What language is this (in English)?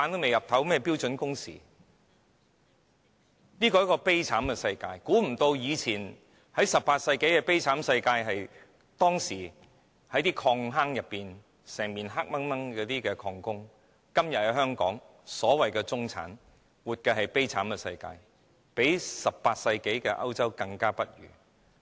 Cantonese